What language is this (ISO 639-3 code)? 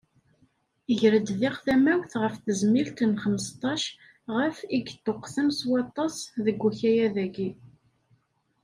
kab